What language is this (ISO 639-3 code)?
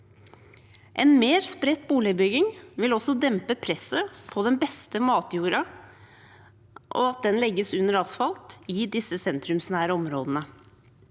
nor